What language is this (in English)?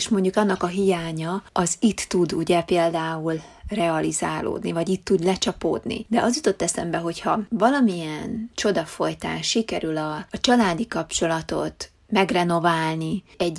Hungarian